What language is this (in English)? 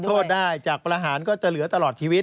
Thai